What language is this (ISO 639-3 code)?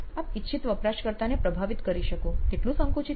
guj